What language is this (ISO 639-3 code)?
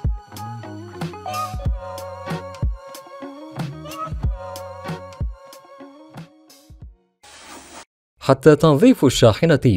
ara